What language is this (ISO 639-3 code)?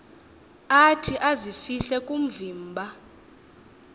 xho